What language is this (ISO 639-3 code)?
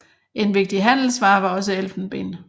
dan